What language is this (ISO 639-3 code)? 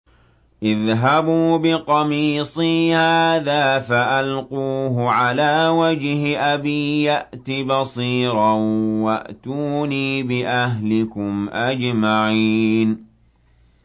ara